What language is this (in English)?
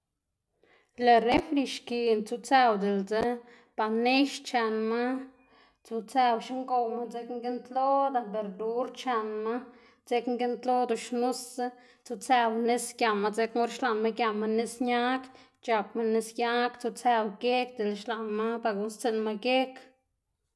Xanaguía Zapotec